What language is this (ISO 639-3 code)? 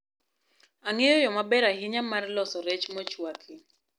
luo